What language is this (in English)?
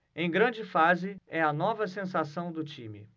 Portuguese